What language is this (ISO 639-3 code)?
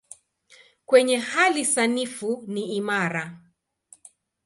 swa